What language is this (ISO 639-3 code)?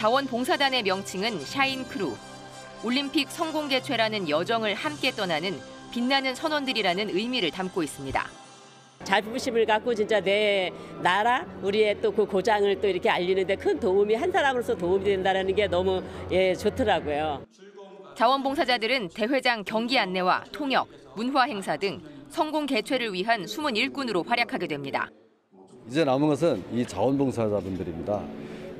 kor